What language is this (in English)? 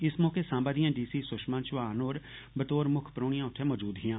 Dogri